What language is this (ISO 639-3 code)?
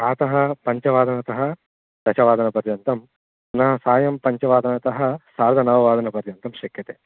san